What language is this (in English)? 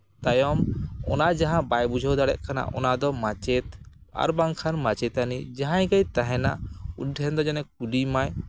Santali